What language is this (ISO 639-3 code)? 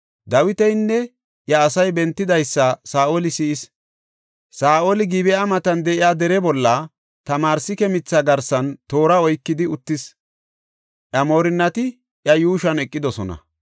gof